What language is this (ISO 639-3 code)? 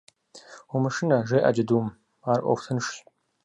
kbd